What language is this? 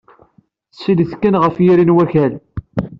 Kabyle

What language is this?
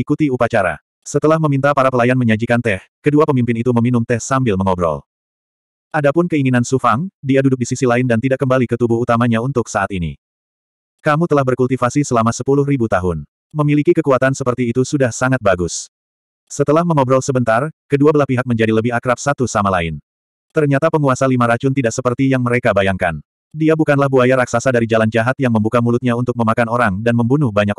Indonesian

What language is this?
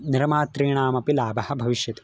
Sanskrit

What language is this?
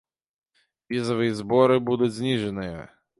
Belarusian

